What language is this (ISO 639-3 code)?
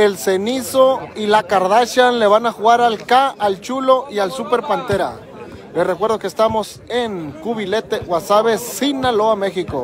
spa